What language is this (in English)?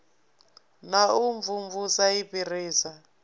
Venda